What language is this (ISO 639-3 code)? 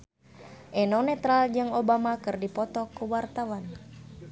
sun